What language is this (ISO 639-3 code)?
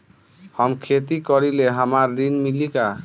bho